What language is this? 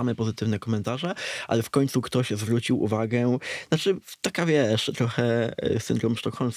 Polish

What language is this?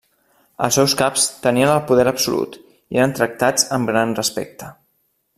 Catalan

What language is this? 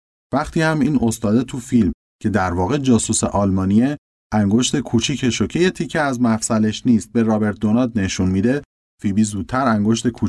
Persian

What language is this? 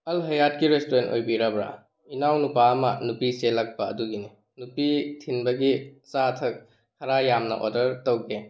Manipuri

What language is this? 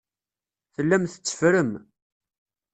Kabyle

